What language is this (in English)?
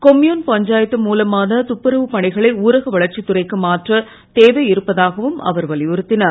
Tamil